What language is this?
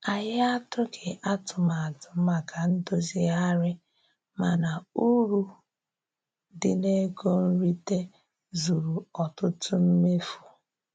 Igbo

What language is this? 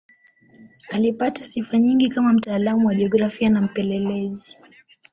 Swahili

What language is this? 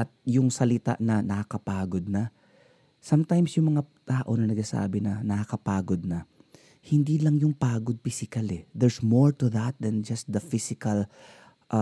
Filipino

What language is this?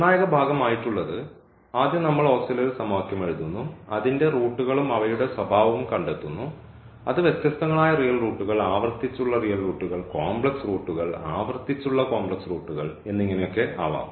Malayalam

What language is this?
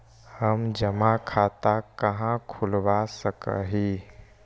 Magahi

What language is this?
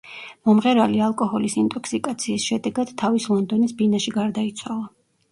Georgian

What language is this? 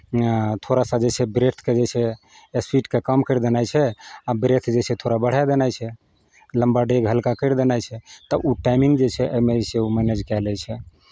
Maithili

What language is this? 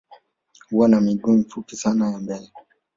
Swahili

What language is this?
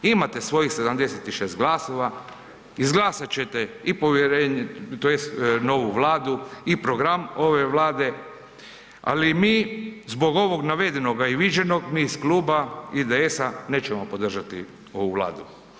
Croatian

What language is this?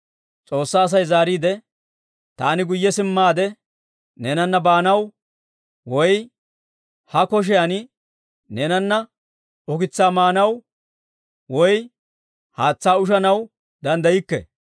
Dawro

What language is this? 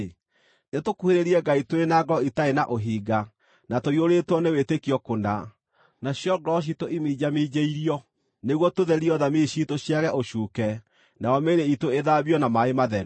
Kikuyu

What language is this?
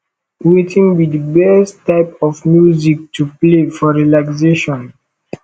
Nigerian Pidgin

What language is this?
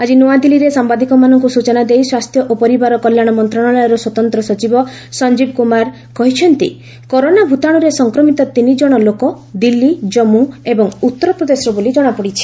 Odia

